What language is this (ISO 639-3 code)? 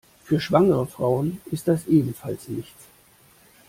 deu